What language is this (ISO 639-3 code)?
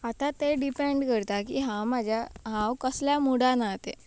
kok